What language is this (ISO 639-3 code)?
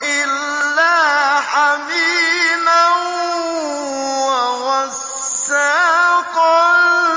ara